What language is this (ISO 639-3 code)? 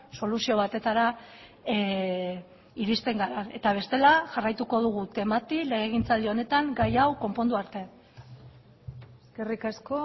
eus